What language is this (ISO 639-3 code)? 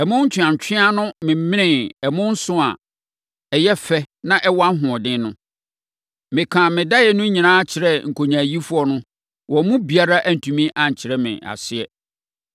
aka